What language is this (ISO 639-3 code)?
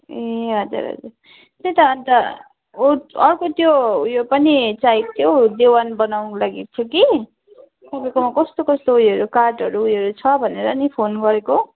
nep